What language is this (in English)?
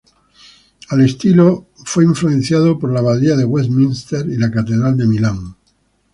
Spanish